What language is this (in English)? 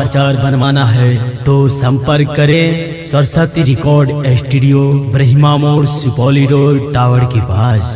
Hindi